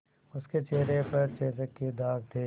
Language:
Hindi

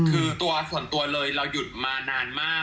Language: Thai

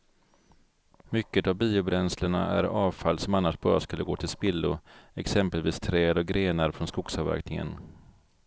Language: Swedish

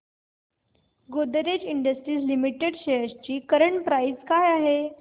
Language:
Marathi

